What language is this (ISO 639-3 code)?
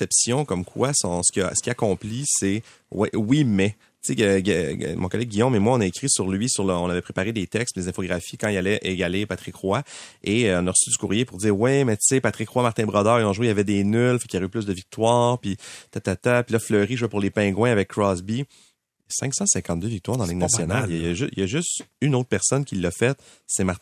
fra